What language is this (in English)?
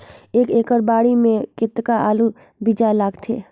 Chhattisgarhi